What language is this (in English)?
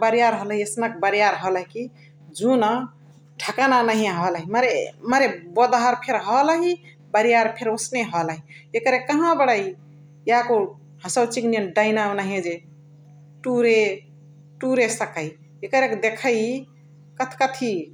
Chitwania Tharu